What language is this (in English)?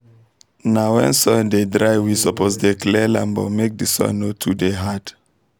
Nigerian Pidgin